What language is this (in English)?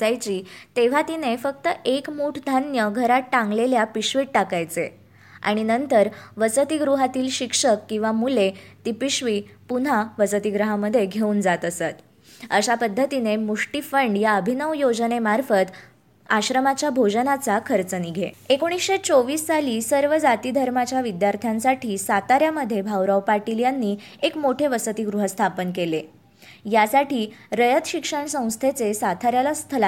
Marathi